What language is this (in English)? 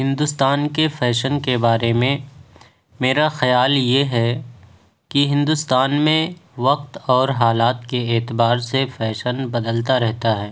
Urdu